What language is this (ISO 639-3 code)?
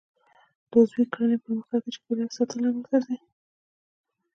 pus